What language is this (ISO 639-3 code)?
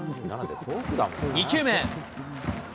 jpn